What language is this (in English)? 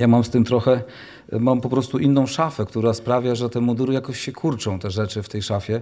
Polish